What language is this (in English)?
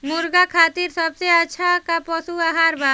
Bhojpuri